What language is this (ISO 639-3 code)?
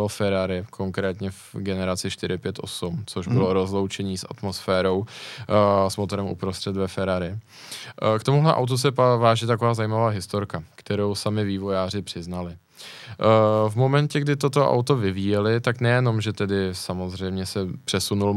ces